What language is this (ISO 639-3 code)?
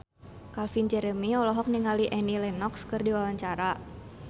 sun